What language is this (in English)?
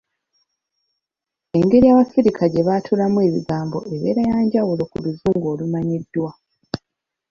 Ganda